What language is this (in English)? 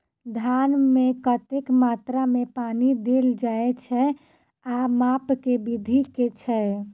Maithili